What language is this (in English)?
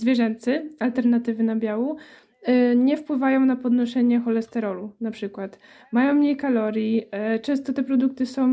Polish